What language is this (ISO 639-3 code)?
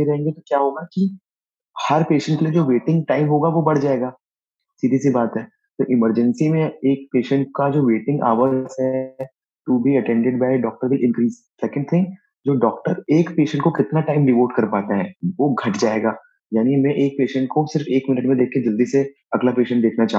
hin